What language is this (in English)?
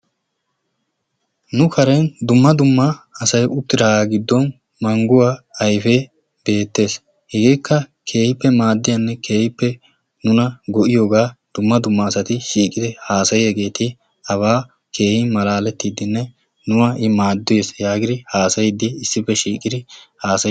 Wolaytta